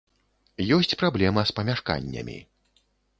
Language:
Belarusian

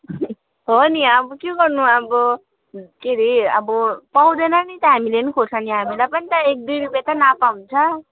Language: Nepali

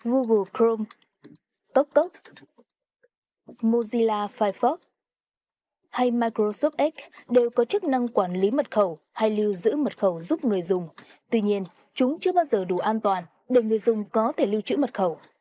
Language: Vietnamese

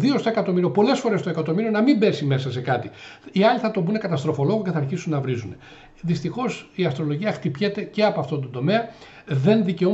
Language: Greek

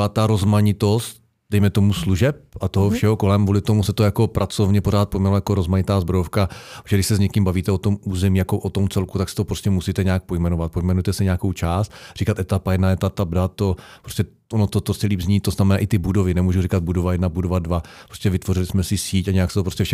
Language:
Czech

